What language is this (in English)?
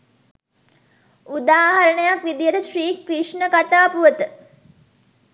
Sinhala